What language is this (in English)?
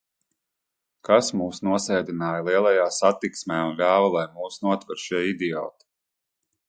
Latvian